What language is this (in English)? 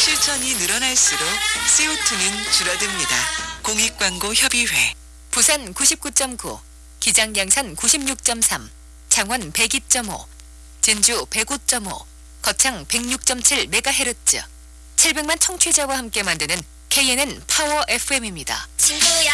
Korean